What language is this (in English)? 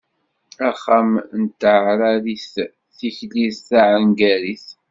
Kabyle